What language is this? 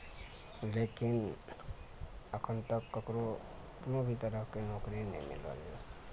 Maithili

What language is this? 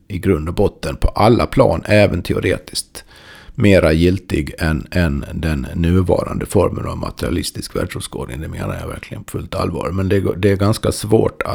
Swedish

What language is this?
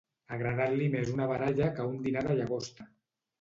Catalan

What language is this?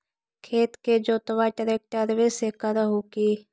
Magahi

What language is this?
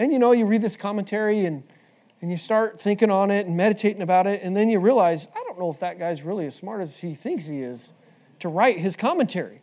English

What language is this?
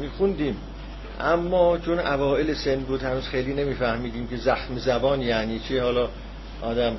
Persian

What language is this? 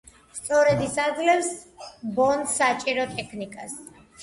Georgian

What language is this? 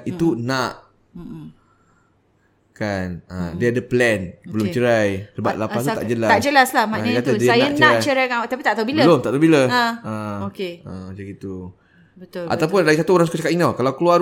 Malay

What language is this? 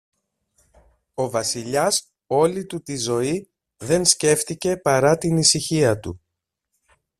Greek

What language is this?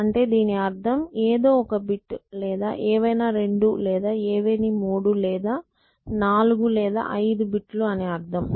Telugu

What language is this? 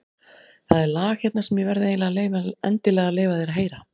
Icelandic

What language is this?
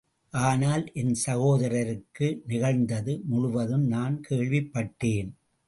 Tamil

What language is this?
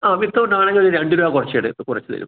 Malayalam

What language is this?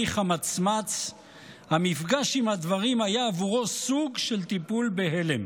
Hebrew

